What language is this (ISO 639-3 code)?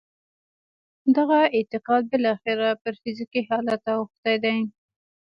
pus